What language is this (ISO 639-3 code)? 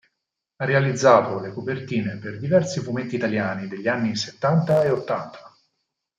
ita